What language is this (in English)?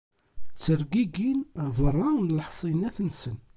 Kabyle